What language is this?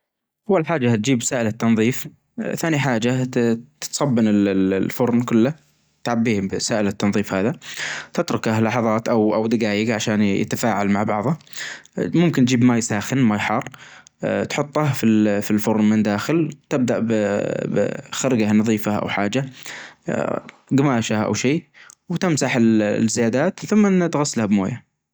Najdi Arabic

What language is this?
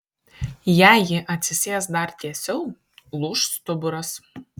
Lithuanian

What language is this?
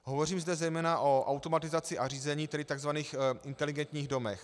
Czech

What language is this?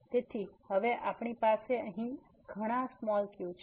Gujarati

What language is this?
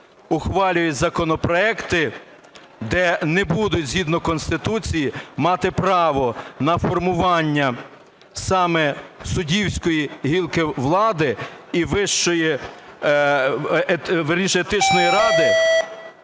Ukrainian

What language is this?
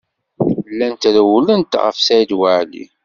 Kabyle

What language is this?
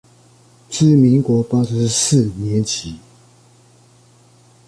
Chinese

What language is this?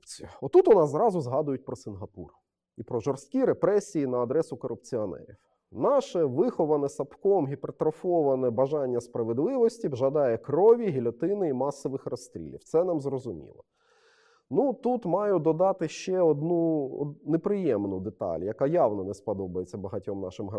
Ukrainian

